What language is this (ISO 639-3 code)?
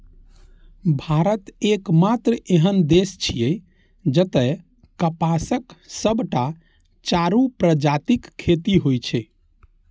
mai